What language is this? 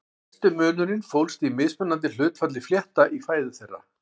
Icelandic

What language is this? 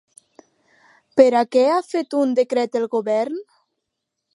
Catalan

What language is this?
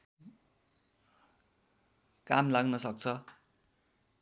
Nepali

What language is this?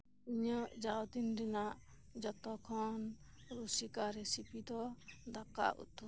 Santali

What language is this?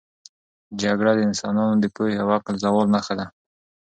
Pashto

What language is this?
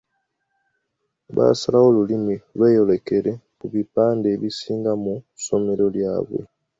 Ganda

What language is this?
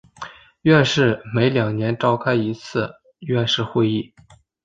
Chinese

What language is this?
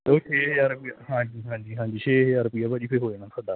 Punjabi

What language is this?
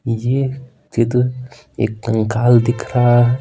Hindi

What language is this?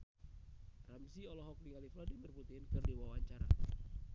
Sundanese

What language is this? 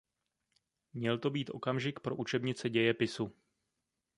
Czech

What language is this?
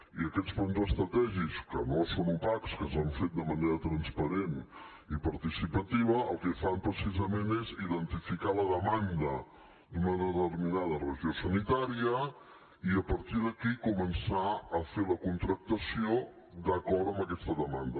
Catalan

